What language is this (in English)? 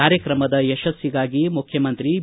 Kannada